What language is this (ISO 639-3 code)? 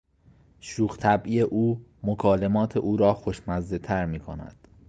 fas